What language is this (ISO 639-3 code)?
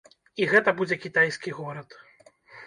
bel